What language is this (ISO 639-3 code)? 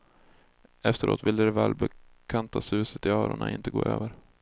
swe